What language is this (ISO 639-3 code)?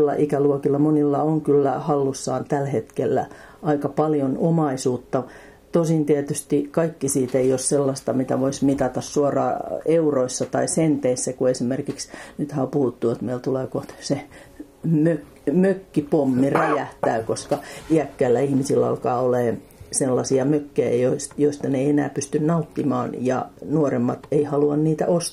fin